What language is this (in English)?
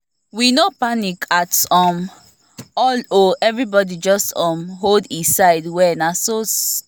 Nigerian Pidgin